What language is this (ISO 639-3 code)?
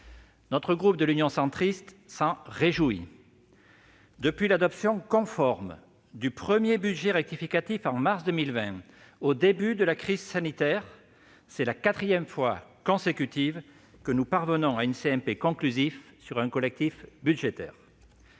fra